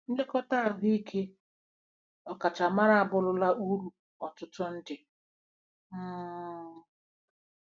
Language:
Igbo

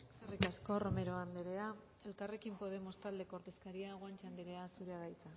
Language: Basque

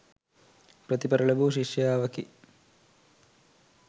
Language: Sinhala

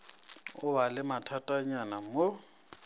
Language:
Northern Sotho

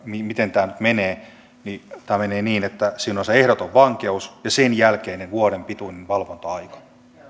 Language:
Finnish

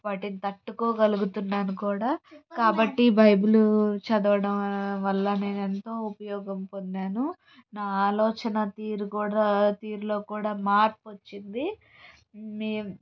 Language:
Telugu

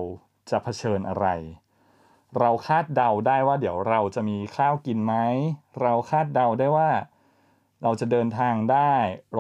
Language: Thai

